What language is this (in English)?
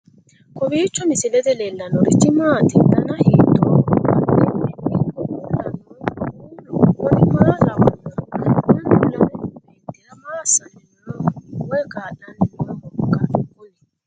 Sidamo